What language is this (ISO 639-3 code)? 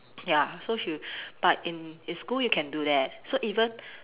eng